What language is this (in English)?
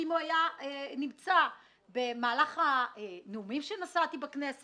Hebrew